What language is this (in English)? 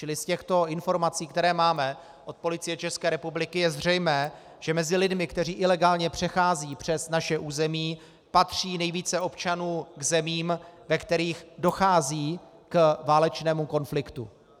Czech